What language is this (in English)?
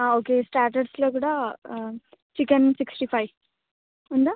Telugu